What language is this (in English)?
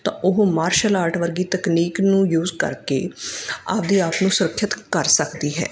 Punjabi